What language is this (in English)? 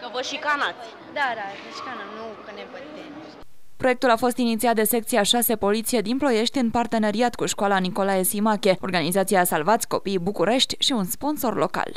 Romanian